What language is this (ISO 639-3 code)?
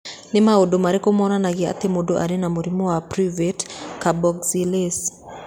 kik